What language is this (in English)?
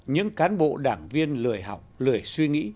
Vietnamese